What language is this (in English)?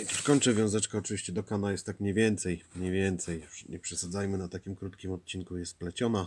Polish